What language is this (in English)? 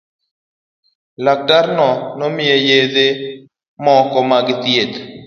Luo (Kenya and Tanzania)